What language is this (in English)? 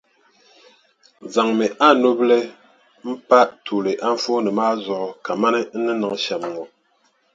Dagbani